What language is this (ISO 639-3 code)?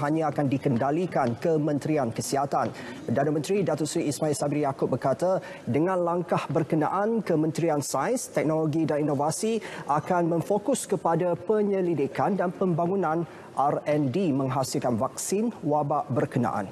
msa